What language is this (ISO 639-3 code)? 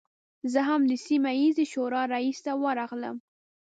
pus